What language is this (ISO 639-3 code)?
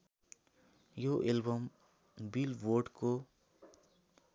nep